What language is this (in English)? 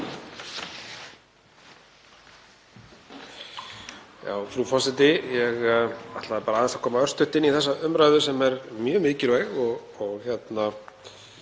Icelandic